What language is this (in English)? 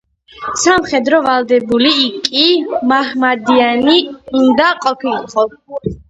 Georgian